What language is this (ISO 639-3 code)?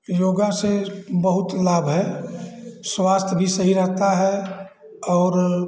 hin